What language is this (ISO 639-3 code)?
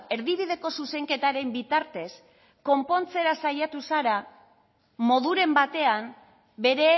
eus